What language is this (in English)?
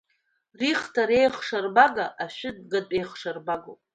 Abkhazian